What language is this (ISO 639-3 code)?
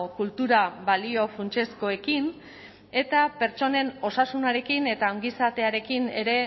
eus